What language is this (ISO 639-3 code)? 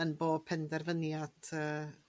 cym